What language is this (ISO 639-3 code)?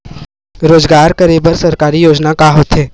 hne